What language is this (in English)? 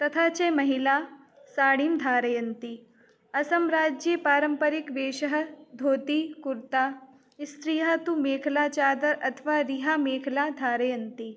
Sanskrit